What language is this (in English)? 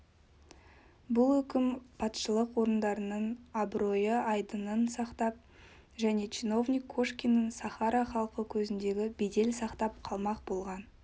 Kazakh